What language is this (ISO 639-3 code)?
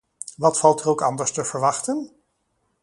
nld